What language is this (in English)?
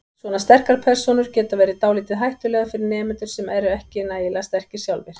Icelandic